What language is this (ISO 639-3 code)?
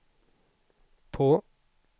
swe